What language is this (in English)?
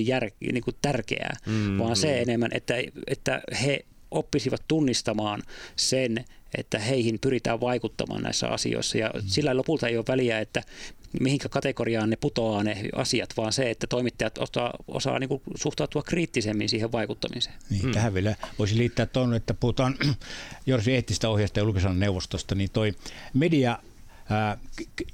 Finnish